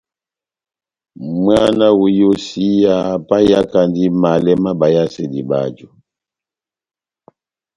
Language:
Batanga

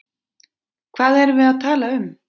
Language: Icelandic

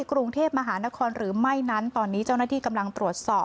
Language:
Thai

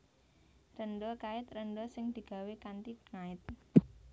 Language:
Javanese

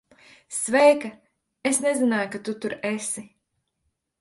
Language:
Latvian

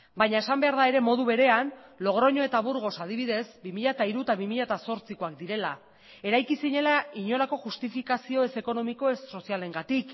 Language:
Basque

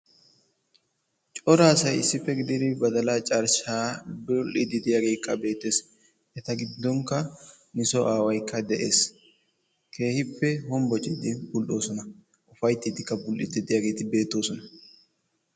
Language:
Wolaytta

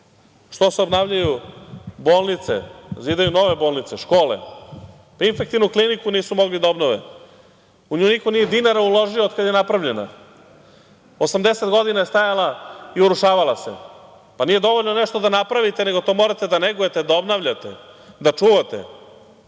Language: Serbian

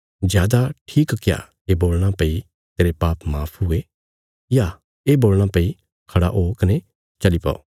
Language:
Bilaspuri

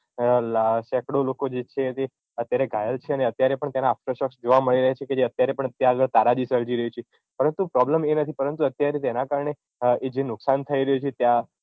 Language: Gujarati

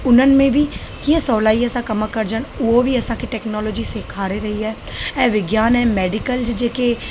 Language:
Sindhi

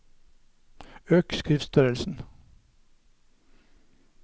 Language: Norwegian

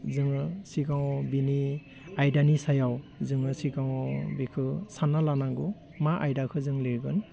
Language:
Bodo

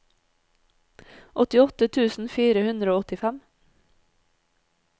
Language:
Norwegian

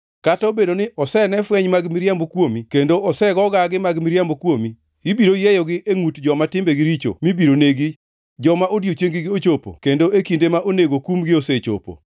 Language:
Luo (Kenya and Tanzania)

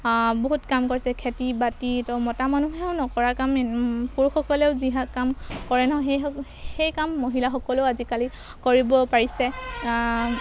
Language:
Assamese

